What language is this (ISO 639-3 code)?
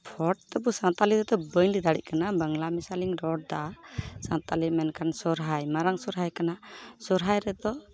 sat